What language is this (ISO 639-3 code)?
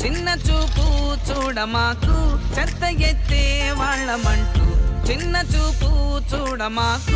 tel